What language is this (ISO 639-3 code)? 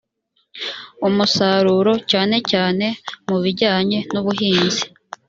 kin